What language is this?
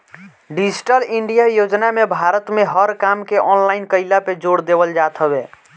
Bhojpuri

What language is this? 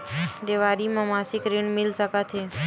Chhattisgarhi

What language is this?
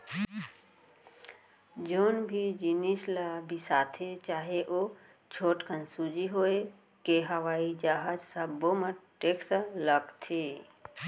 Chhattisgarhi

